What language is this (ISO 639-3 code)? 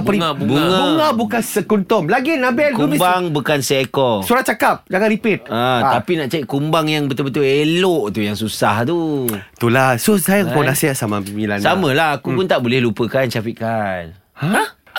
msa